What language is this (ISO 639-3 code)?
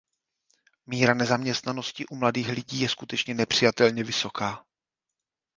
ces